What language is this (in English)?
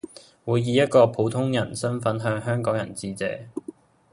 Cantonese